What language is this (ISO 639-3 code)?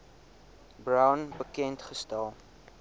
afr